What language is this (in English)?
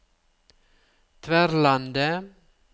Norwegian